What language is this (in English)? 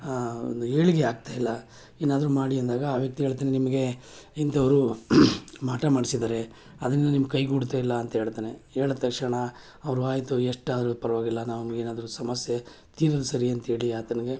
Kannada